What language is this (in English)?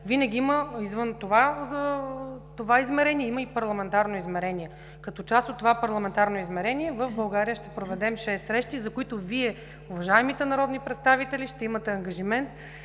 Bulgarian